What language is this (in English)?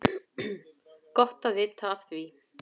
Icelandic